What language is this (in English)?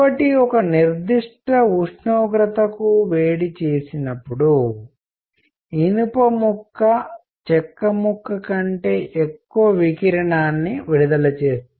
Telugu